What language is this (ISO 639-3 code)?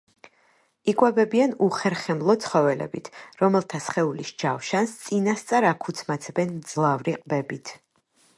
kat